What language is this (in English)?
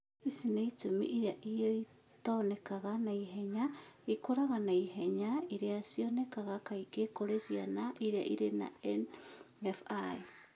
Kikuyu